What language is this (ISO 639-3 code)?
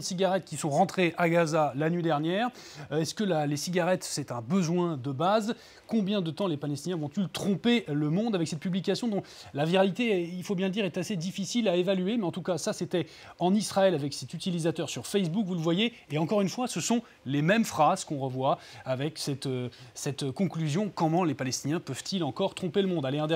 fra